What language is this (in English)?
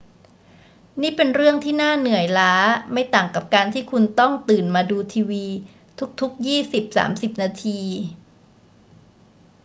Thai